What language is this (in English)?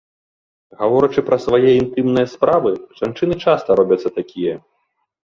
Belarusian